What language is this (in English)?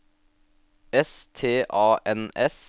Norwegian